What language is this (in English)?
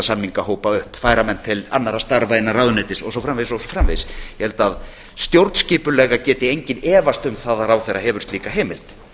Icelandic